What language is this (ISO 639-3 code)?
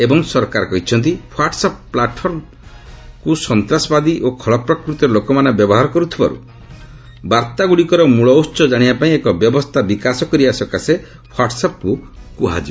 ori